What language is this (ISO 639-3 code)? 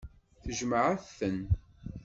kab